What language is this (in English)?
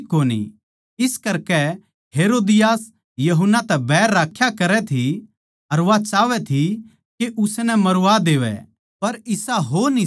Haryanvi